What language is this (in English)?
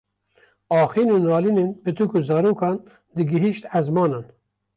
Kurdish